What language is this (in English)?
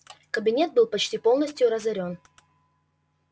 Russian